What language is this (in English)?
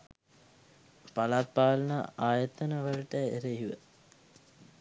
Sinhala